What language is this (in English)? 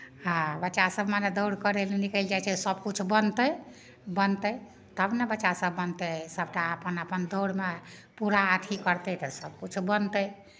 Maithili